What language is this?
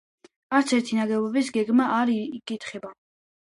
Georgian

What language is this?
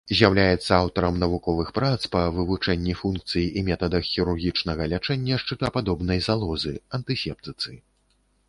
Belarusian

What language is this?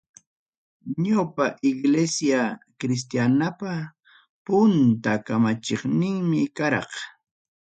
Ayacucho Quechua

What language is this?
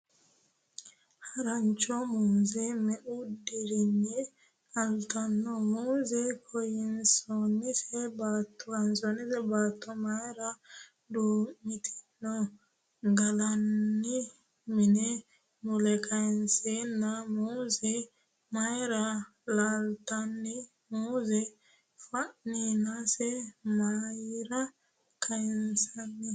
Sidamo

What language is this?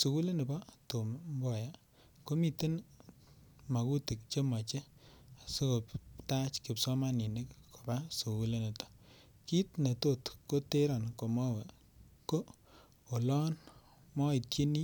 Kalenjin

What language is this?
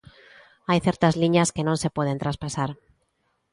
Galician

